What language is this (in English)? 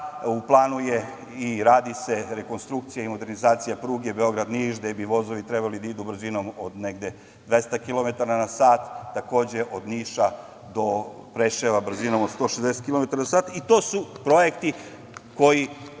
Serbian